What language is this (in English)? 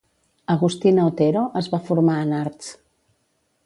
Catalan